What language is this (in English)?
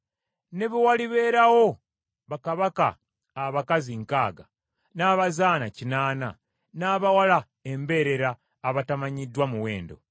Ganda